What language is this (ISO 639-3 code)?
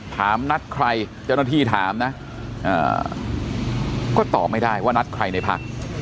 tha